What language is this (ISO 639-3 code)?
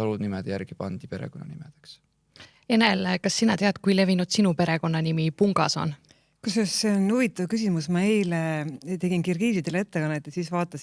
est